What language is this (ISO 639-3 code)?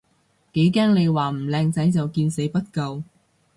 yue